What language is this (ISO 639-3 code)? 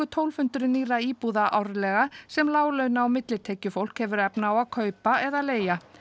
isl